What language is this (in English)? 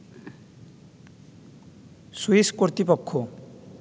Bangla